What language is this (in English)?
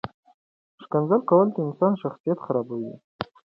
Pashto